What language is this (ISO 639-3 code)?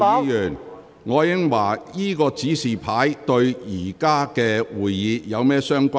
yue